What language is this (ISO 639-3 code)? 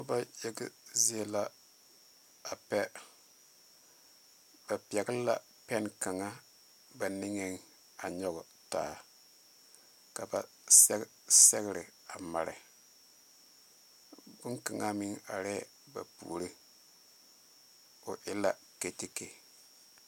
dga